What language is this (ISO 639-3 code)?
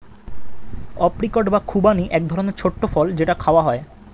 ben